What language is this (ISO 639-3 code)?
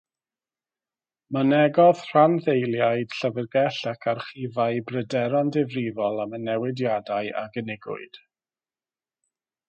cym